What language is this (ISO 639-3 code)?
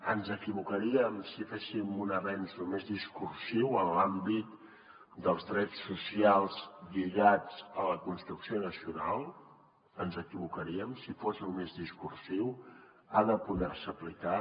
cat